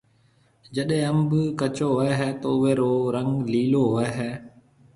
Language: Marwari (Pakistan)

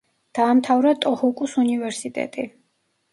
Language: Georgian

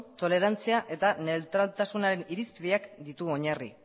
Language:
Basque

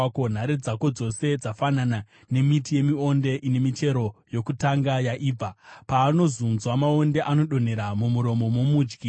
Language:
Shona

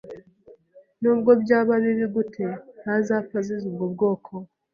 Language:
Kinyarwanda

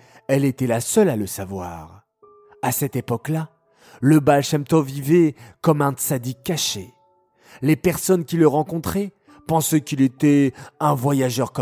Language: French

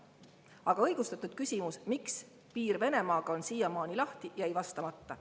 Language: Estonian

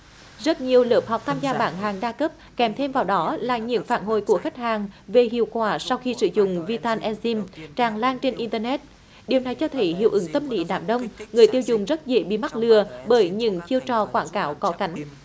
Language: Vietnamese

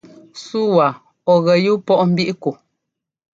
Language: Ngomba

